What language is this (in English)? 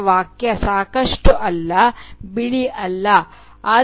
Kannada